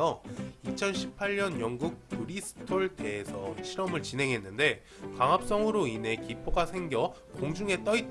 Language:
Korean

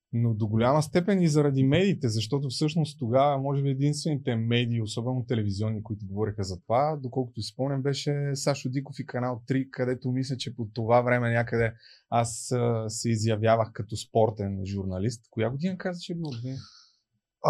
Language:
Bulgarian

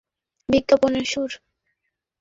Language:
Bangla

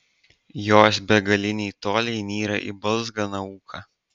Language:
Lithuanian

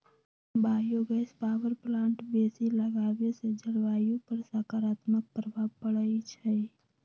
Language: Magahi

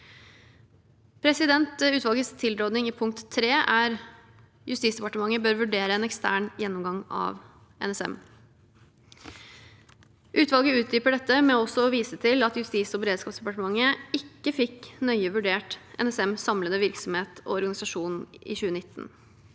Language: Norwegian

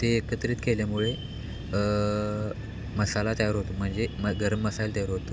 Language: Marathi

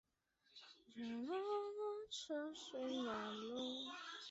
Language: Chinese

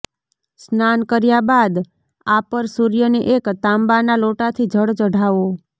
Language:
Gujarati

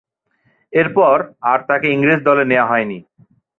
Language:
Bangla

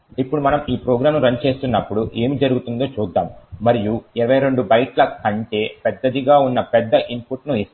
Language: Telugu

